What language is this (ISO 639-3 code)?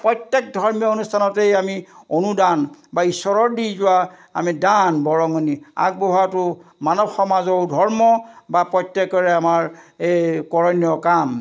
asm